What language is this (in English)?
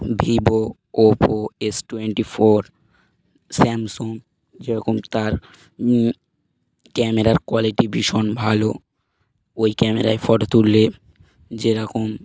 Bangla